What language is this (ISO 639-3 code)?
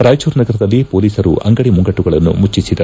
kan